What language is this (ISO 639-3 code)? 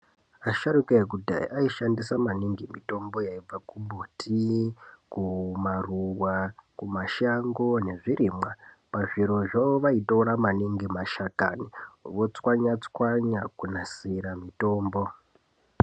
ndc